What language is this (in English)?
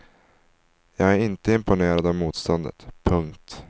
Swedish